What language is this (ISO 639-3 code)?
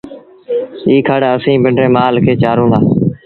sbn